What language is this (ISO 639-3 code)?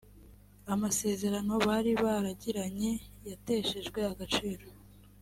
kin